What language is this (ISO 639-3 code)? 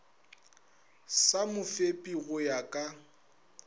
nso